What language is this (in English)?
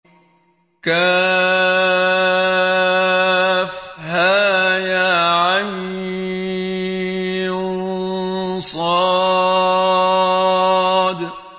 Arabic